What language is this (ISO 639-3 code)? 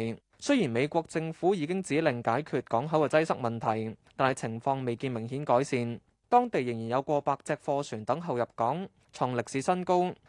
zho